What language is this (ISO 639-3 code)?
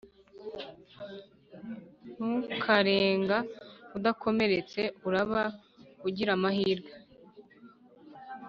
kin